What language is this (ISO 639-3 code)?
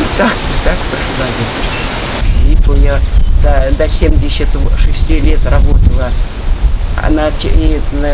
rus